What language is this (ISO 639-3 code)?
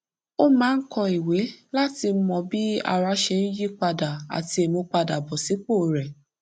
yor